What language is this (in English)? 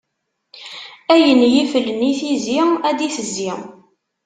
Kabyle